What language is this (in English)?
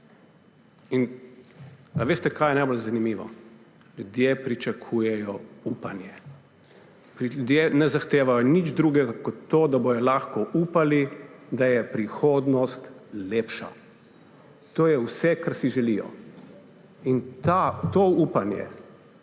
Slovenian